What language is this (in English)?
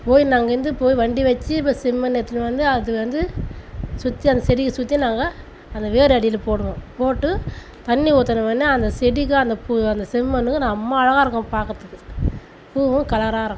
Tamil